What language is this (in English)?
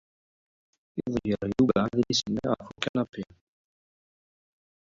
Kabyle